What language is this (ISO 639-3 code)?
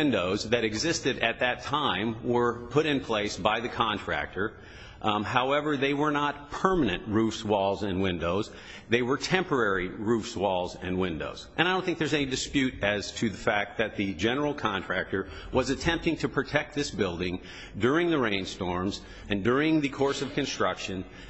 eng